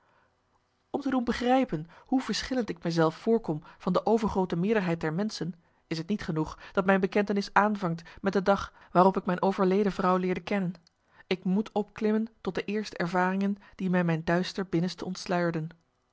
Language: Dutch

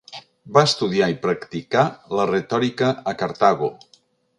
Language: Catalan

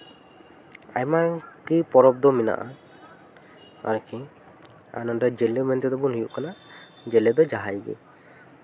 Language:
Santali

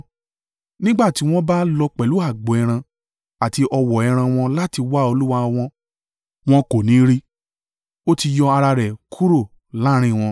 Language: Yoruba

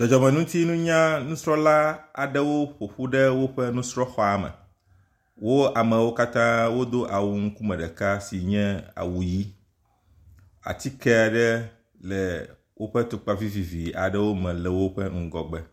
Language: Ewe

